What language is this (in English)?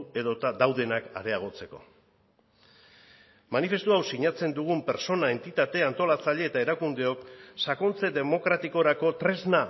Basque